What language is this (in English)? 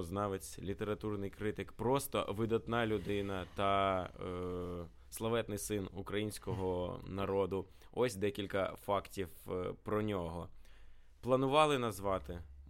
Ukrainian